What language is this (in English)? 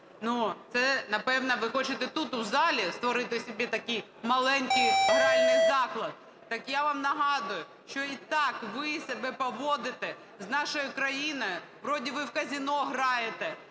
Ukrainian